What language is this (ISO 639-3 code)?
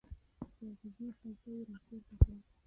pus